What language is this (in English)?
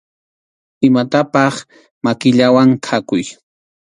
Arequipa-La Unión Quechua